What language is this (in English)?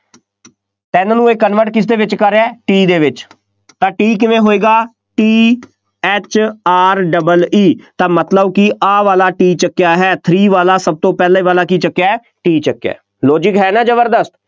Punjabi